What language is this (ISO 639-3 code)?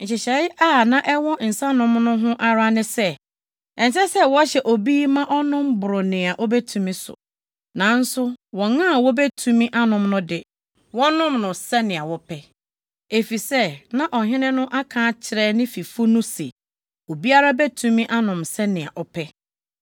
aka